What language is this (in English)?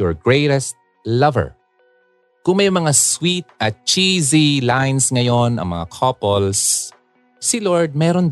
Filipino